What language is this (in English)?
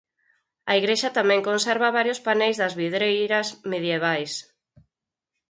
Galician